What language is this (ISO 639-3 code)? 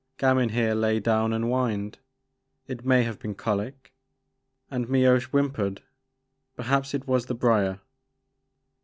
eng